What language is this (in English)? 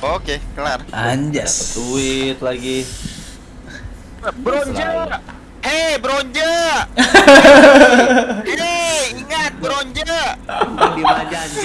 Indonesian